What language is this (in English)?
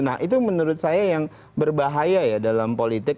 Indonesian